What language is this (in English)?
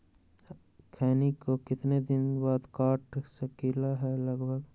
Magahi